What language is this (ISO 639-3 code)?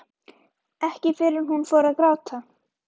isl